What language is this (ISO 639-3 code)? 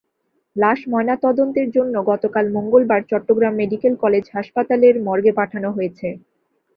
ben